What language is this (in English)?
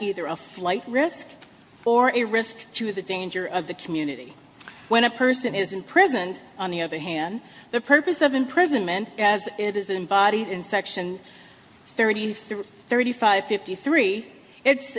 English